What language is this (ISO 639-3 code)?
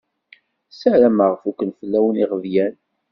kab